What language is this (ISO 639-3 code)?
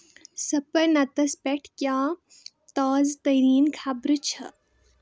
kas